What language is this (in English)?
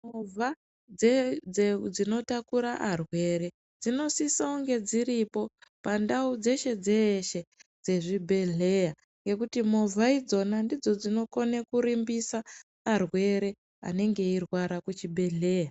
Ndau